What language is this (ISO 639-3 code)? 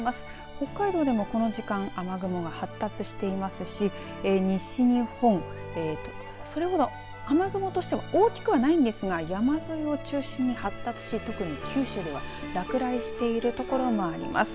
jpn